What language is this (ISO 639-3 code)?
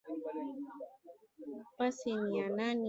swa